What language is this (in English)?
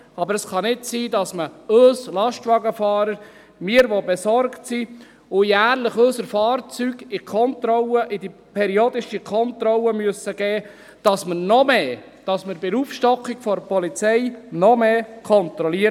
Swiss German